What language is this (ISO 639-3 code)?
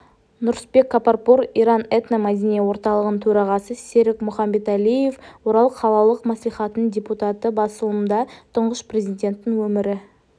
kaz